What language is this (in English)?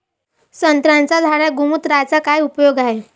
Marathi